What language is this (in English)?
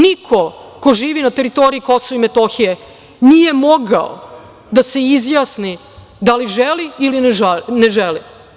Serbian